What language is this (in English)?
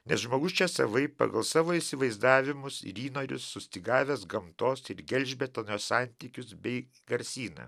Lithuanian